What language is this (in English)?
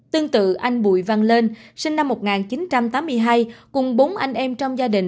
Vietnamese